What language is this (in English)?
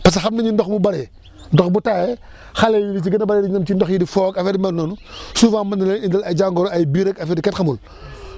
Wolof